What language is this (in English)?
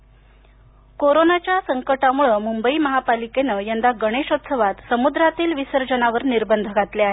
Marathi